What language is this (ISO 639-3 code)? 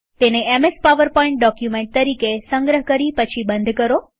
guj